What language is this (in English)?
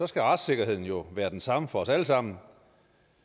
Danish